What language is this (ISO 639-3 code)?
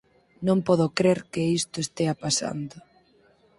glg